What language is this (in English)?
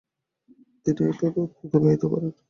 Bangla